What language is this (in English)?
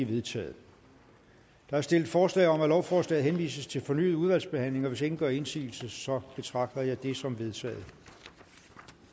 Danish